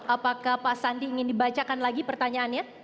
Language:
Indonesian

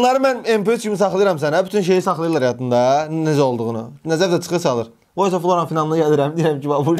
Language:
Turkish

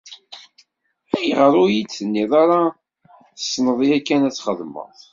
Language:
Kabyle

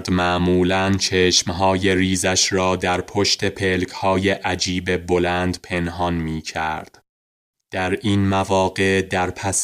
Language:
Persian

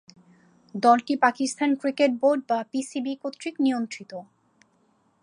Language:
Bangla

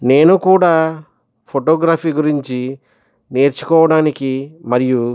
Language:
Telugu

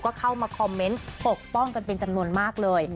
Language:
Thai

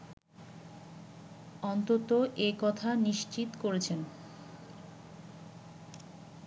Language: Bangla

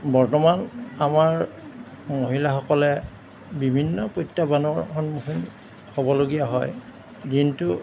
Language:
Assamese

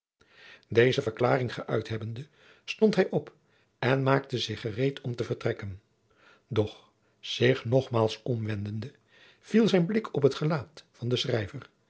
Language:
Dutch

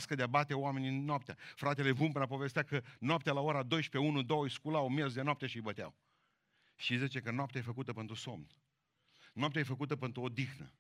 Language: Romanian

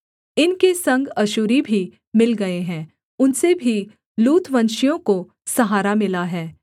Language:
Hindi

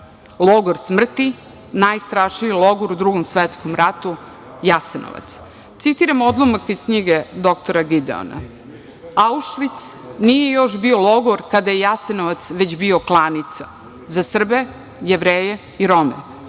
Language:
Serbian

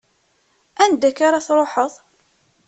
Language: Kabyle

